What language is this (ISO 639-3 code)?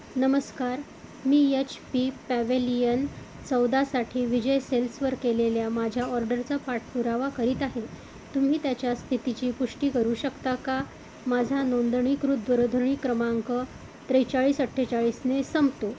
mar